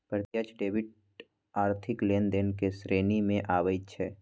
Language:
Magahi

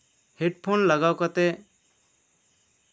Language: Santali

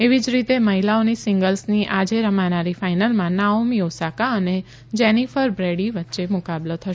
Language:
Gujarati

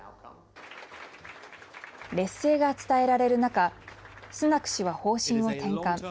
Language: Japanese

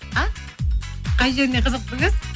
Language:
Kazakh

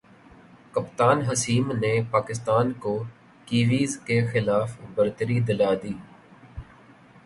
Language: Urdu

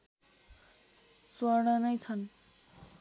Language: Nepali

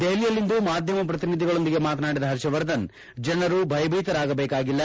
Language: Kannada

